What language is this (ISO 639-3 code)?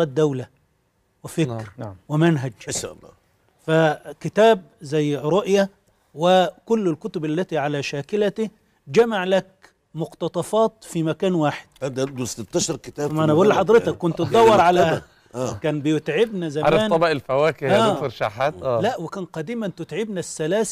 ara